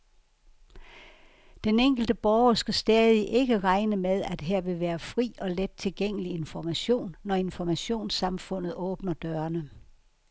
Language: Danish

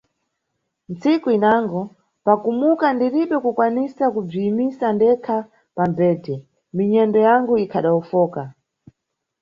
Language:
Nyungwe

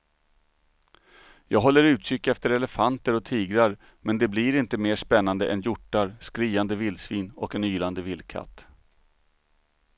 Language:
Swedish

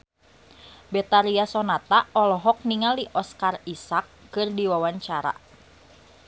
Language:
Sundanese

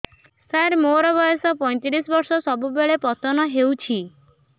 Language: Odia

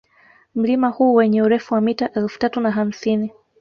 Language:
Swahili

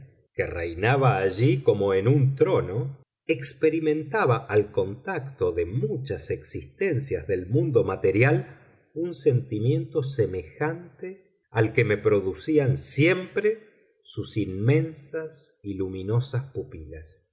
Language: Spanish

